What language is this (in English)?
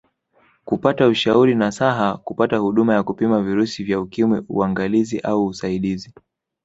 Swahili